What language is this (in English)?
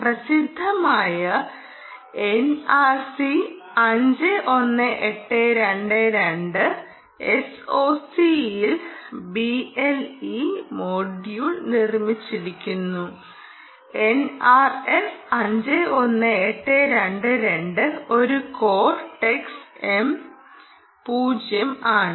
Malayalam